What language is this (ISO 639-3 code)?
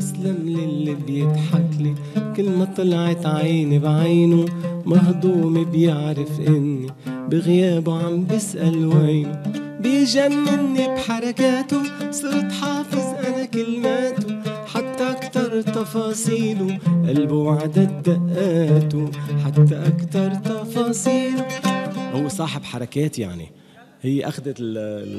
ara